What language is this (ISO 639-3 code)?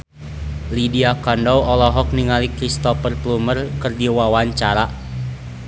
sun